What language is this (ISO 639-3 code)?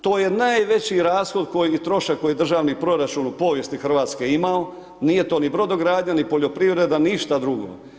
hrv